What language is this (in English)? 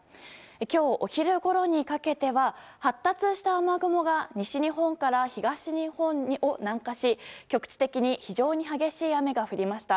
Japanese